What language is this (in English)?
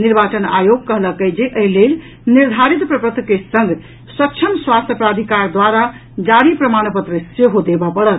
Maithili